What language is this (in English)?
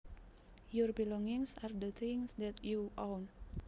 Javanese